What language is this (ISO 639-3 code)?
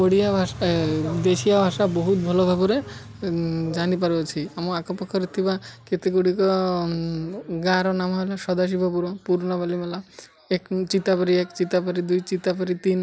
ori